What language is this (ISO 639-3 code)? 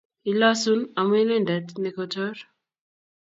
kln